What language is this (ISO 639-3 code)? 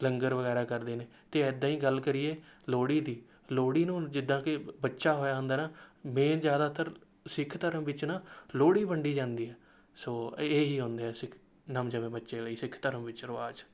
pan